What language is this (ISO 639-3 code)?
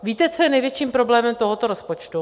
ces